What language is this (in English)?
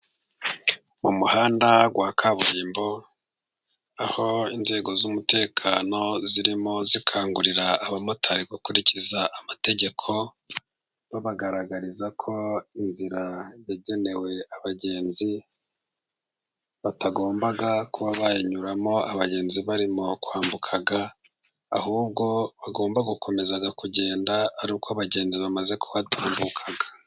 Kinyarwanda